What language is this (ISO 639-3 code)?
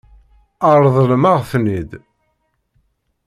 kab